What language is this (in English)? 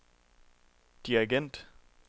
Danish